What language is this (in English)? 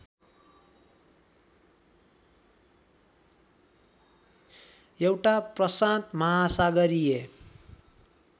Nepali